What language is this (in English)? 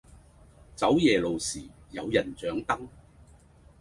Cantonese